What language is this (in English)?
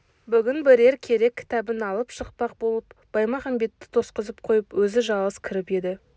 Kazakh